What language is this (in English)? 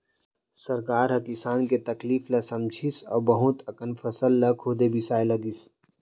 Chhattisgarhi